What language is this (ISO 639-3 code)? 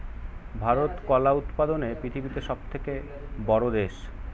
ben